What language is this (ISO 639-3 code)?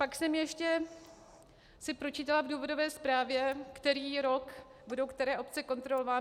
ces